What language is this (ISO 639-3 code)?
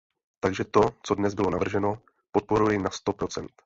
ces